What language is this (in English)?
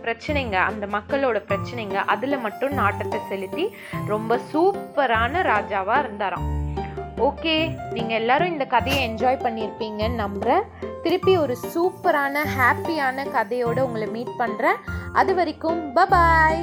Tamil